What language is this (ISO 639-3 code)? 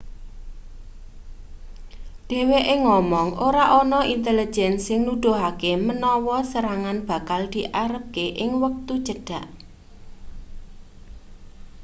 jav